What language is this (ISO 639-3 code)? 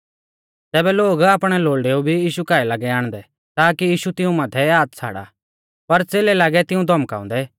bfz